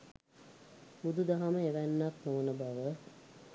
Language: Sinhala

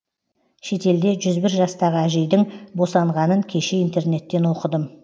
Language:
Kazakh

